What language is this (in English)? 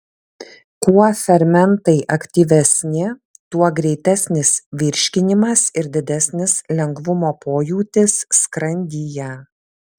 Lithuanian